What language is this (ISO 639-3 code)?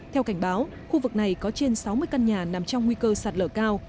vie